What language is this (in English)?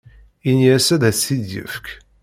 Kabyle